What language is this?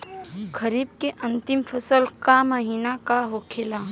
Bhojpuri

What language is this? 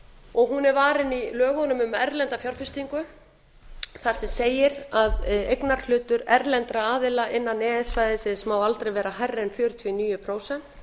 Icelandic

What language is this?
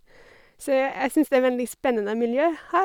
Norwegian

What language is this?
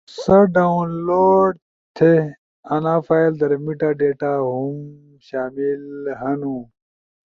Ushojo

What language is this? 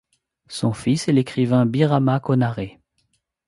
French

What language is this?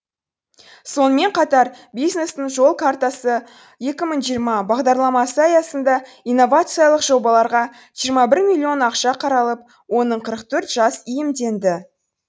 Kazakh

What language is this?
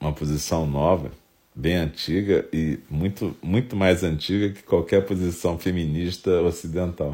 Portuguese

